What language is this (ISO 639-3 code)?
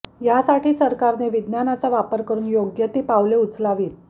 mar